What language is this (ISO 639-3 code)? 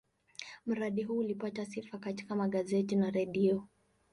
swa